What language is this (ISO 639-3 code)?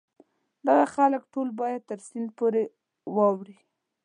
pus